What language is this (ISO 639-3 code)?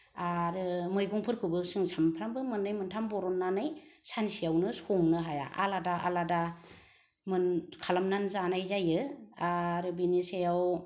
brx